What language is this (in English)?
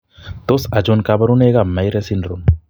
Kalenjin